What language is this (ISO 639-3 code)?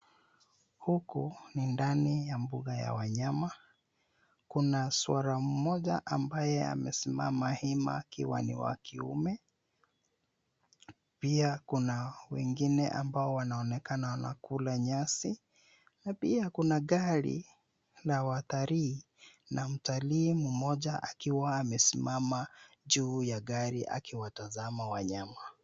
swa